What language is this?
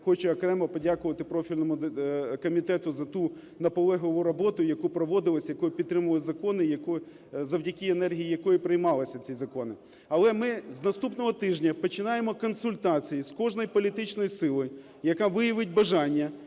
Ukrainian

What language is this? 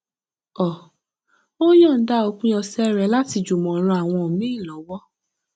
Yoruba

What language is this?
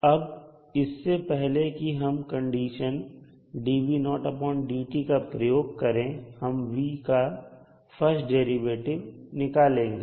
Hindi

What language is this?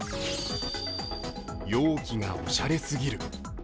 Japanese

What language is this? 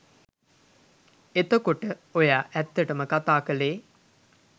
Sinhala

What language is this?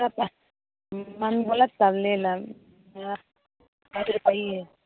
Maithili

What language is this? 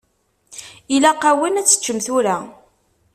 Kabyle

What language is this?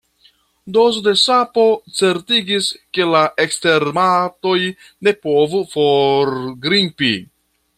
Esperanto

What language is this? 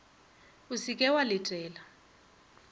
Northern Sotho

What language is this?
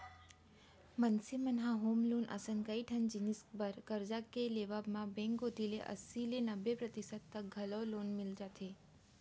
Chhattisgarhi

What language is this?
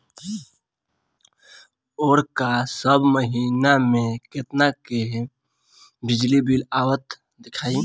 Bhojpuri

